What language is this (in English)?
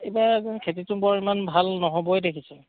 Assamese